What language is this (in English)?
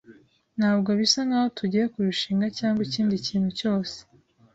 Kinyarwanda